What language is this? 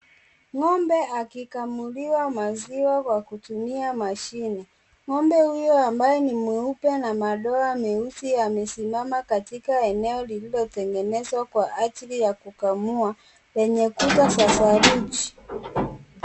Swahili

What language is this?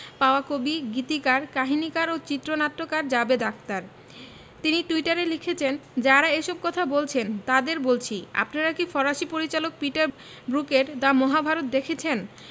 Bangla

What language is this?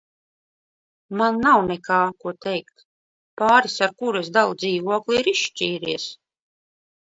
Latvian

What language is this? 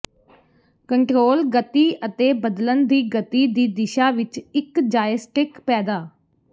Punjabi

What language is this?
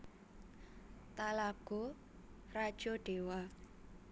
Javanese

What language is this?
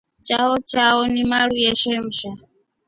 Rombo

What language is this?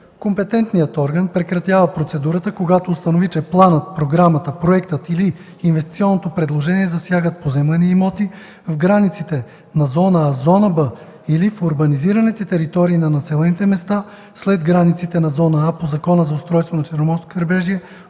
Bulgarian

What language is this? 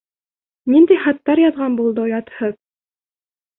Bashkir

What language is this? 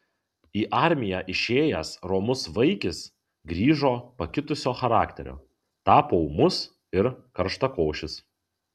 Lithuanian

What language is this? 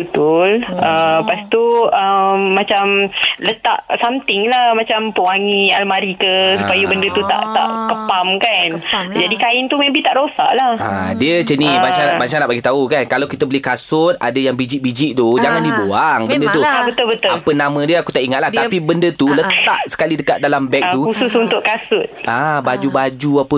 Malay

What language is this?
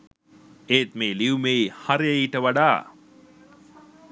Sinhala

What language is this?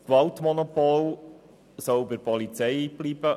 Swiss German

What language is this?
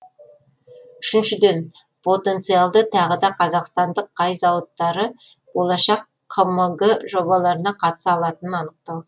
Kazakh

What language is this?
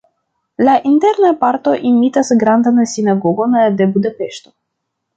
Esperanto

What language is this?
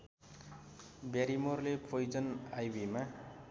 Nepali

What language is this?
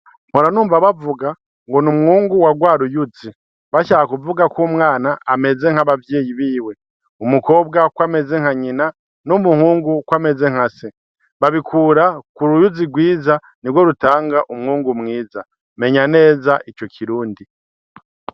Rundi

